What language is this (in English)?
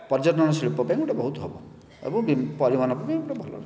Odia